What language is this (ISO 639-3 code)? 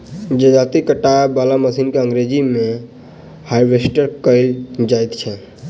mai